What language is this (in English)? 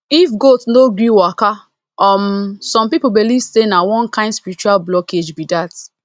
Nigerian Pidgin